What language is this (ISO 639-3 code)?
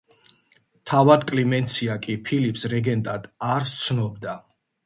kat